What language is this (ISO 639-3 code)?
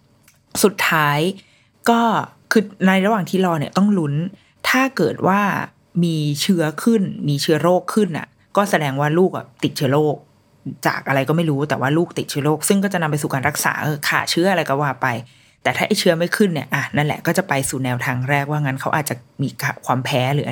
tha